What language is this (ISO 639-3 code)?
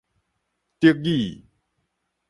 nan